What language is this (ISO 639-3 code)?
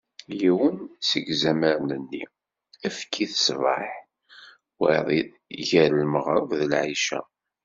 kab